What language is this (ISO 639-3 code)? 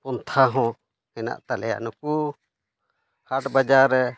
sat